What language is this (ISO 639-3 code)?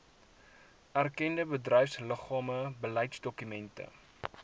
afr